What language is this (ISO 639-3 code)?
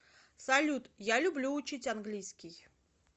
rus